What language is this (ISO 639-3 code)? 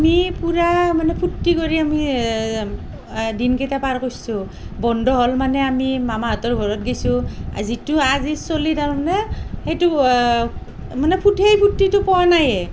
asm